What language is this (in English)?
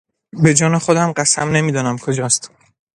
Persian